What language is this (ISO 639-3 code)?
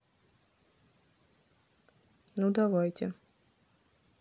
rus